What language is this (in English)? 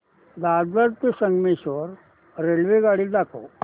Marathi